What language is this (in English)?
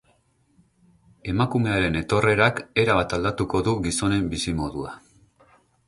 Basque